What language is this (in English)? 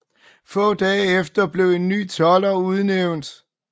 Danish